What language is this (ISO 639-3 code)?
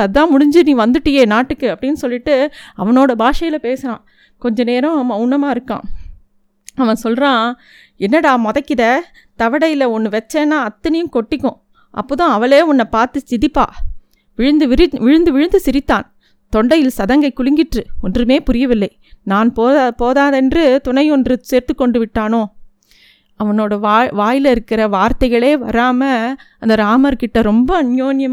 tam